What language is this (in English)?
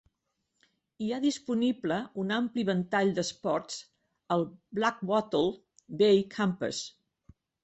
Catalan